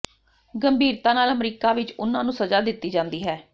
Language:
Punjabi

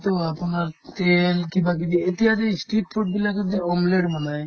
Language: Assamese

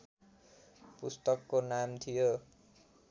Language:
Nepali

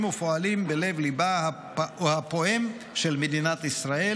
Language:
Hebrew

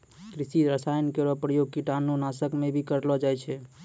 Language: Maithili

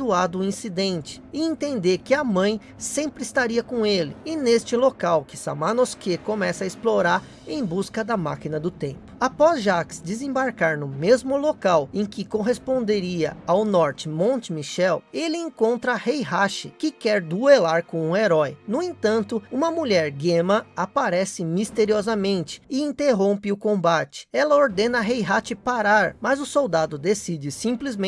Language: Portuguese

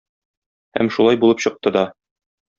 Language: Tatar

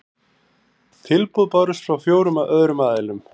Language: Icelandic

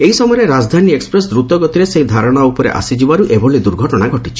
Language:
Odia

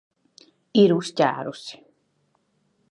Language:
Latvian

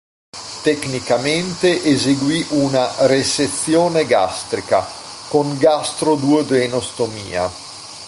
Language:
Italian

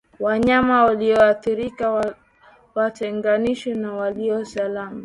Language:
Swahili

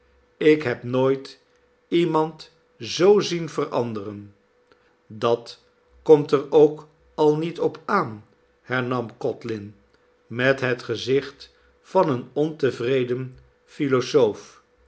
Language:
Dutch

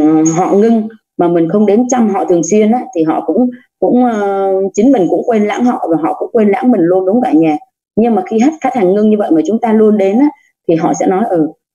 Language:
Vietnamese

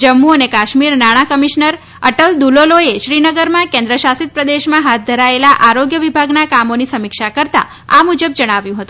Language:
Gujarati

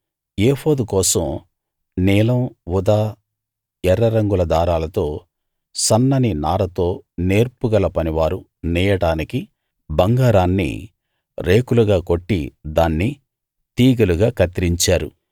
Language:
Telugu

